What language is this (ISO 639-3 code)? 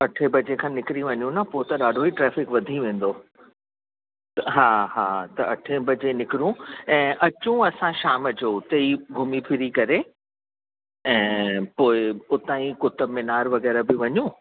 snd